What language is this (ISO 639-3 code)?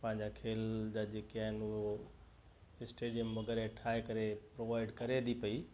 snd